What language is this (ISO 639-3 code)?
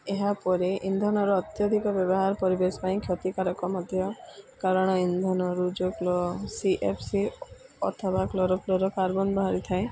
ori